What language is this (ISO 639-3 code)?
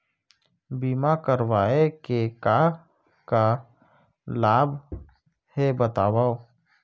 hne